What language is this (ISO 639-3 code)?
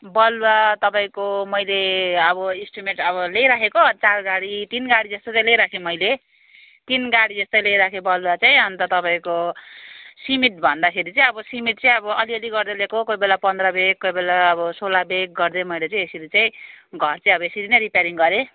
nep